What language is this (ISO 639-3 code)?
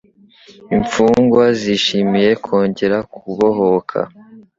kin